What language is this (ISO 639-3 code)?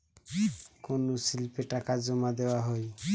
ben